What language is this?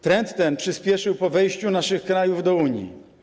Polish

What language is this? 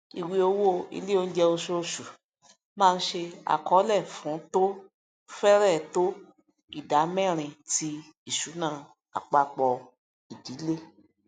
Yoruba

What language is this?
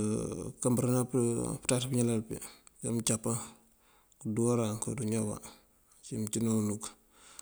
Mandjak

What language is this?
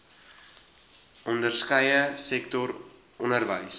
Afrikaans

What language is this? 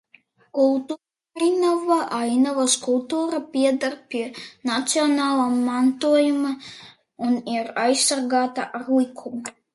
Latvian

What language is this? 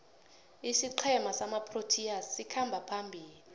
South Ndebele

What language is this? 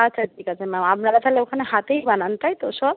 Bangla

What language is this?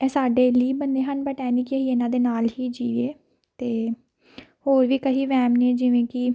Punjabi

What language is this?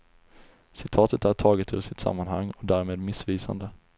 Swedish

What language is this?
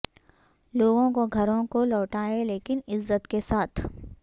Urdu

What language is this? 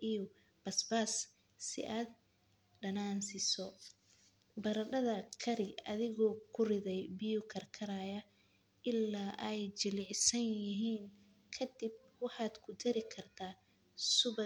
Somali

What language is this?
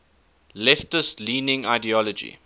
English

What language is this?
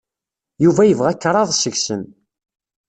Kabyle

